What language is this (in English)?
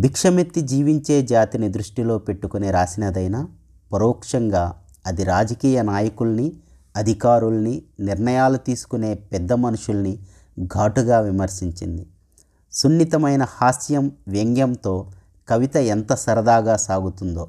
Telugu